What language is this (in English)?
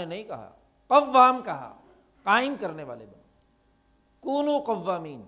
Urdu